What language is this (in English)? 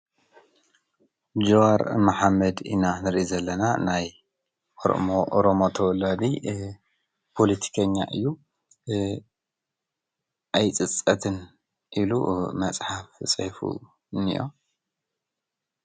Tigrinya